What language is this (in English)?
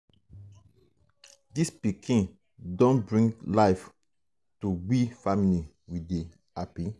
Nigerian Pidgin